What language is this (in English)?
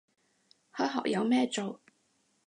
Cantonese